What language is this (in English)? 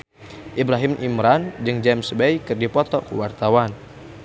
Sundanese